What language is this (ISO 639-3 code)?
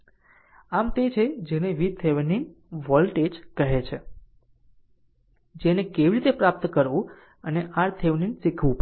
guj